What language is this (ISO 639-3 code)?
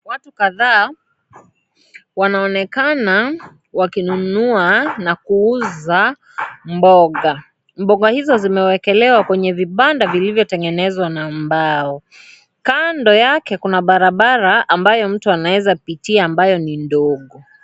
swa